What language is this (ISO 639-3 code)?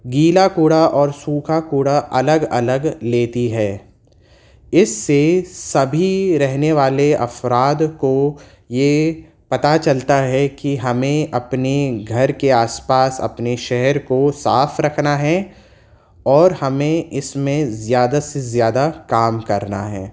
urd